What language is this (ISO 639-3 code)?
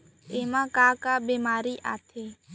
hne